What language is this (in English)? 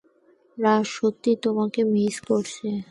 Bangla